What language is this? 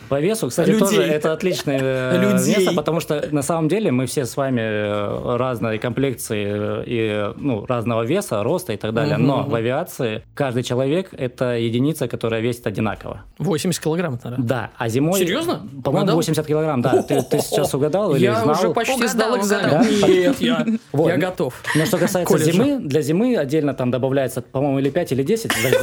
Russian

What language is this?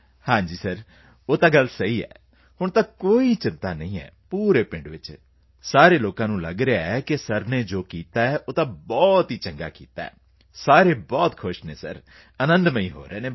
Punjabi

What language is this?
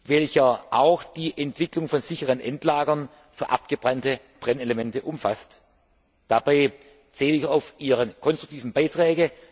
German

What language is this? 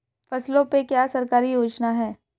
Hindi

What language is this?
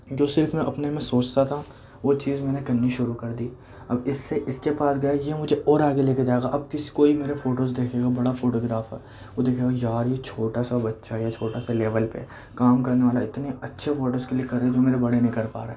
Urdu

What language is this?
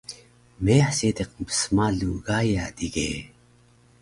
Taroko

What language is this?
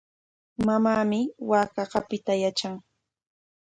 Corongo Ancash Quechua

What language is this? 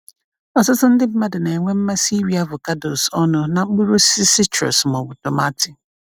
Igbo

